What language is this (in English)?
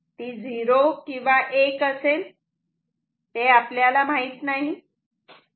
Marathi